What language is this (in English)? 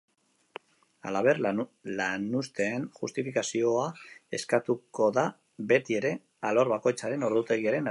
Basque